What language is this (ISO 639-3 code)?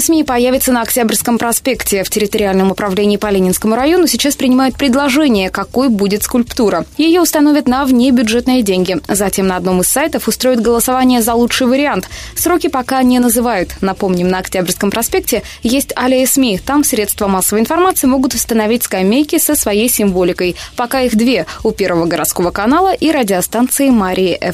rus